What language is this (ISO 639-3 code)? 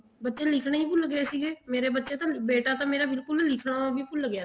pan